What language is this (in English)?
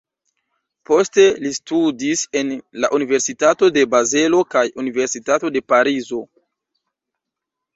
Esperanto